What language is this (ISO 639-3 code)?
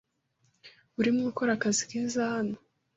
kin